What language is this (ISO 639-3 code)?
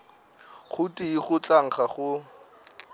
nso